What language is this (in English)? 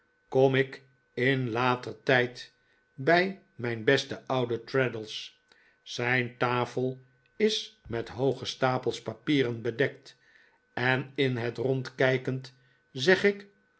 Dutch